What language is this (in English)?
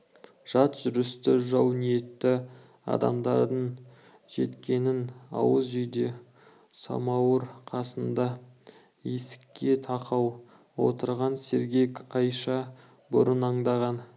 Kazakh